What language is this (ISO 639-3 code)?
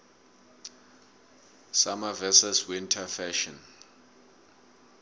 nbl